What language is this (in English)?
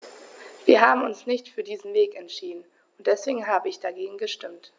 German